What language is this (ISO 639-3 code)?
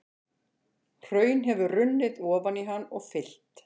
isl